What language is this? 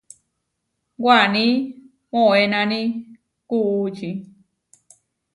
Huarijio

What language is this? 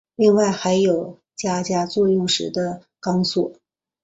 Chinese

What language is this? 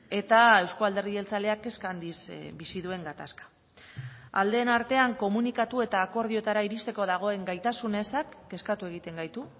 Basque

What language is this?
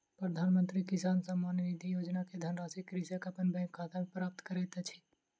Maithili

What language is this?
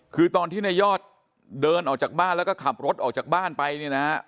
Thai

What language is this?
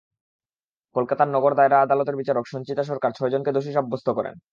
Bangla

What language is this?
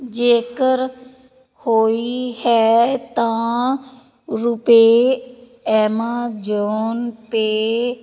Punjabi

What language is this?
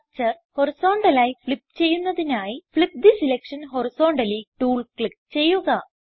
Malayalam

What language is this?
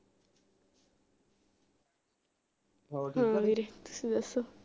Punjabi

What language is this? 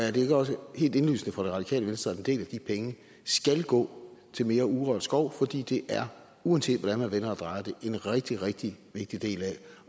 Danish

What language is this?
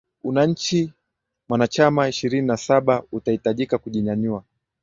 Swahili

